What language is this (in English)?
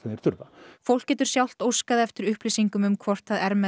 Icelandic